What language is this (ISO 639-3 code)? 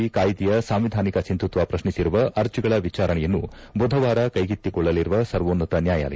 kan